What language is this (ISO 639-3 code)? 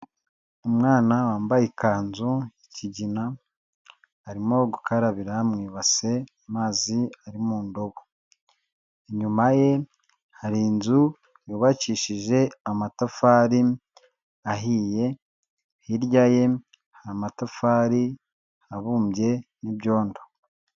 kin